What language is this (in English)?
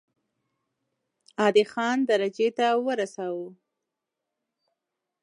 Pashto